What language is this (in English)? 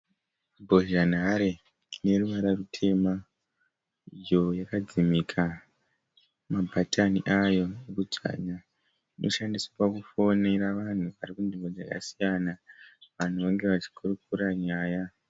Shona